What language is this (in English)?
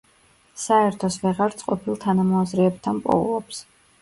Georgian